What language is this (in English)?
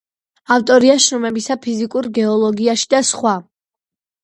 Georgian